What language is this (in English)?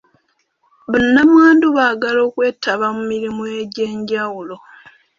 Ganda